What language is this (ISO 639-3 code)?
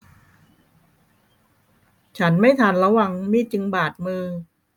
tha